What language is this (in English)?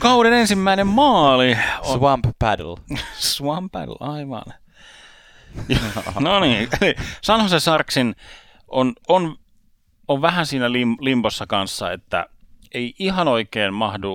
Finnish